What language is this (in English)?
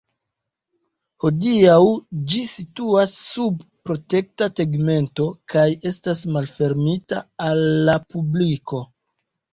Esperanto